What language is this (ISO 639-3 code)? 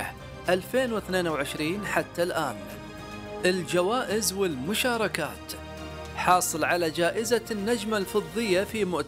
ara